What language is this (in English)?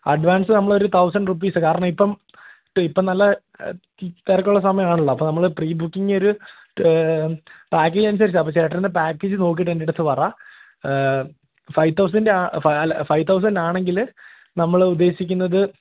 Malayalam